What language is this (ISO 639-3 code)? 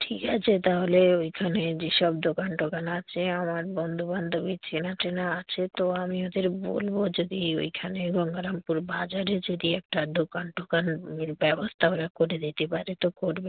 ben